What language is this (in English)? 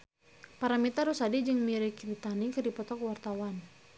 Sundanese